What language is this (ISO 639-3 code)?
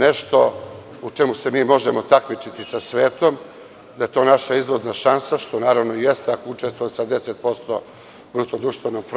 srp